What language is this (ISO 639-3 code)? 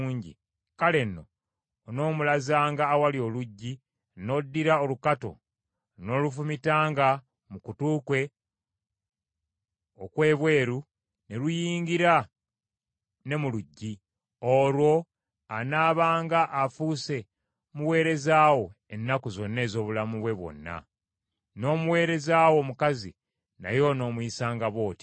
lug